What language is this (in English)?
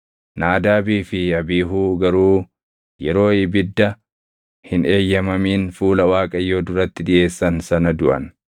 Oromo